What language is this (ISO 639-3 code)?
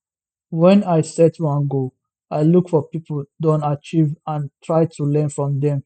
pcm